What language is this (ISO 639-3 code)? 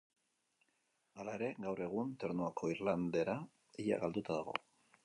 eus